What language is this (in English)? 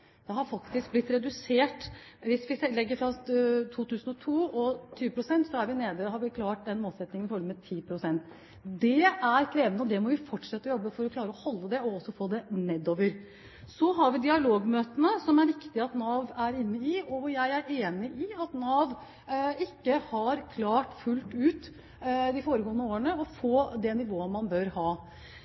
Norwegian Bokmål